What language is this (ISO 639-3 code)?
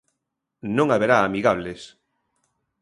glg